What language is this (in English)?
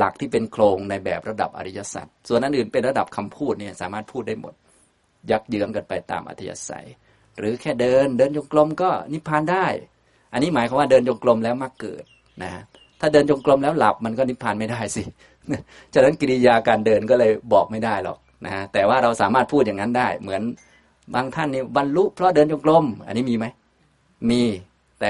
Thai